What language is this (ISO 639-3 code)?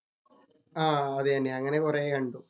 mal